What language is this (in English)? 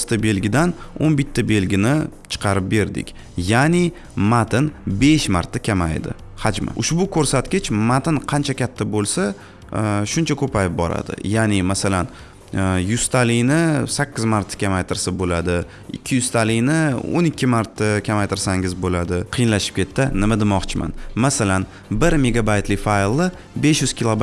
Turkish